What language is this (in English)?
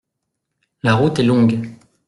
French